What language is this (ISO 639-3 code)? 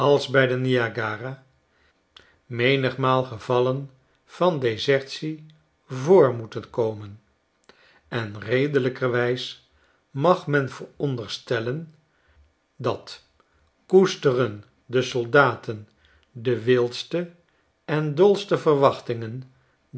nld